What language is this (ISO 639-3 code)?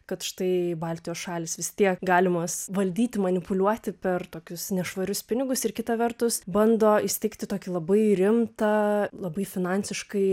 lit